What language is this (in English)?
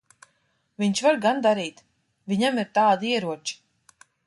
Latvian